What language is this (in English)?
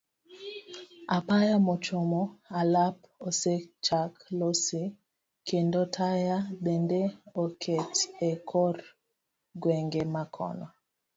Luo (Kenya and Tanzania)